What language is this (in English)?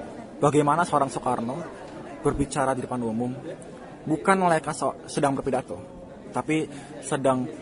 Indonesian